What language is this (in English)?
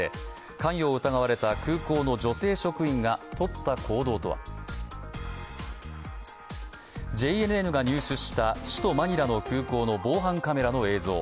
Japanese